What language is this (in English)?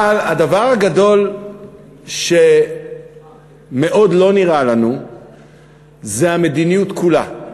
Hebrew